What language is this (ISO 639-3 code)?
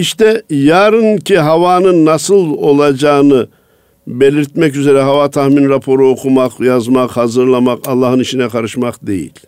tur